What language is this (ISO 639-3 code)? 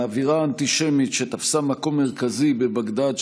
heb